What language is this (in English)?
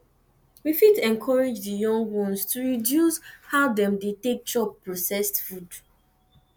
Nigerian Pidgin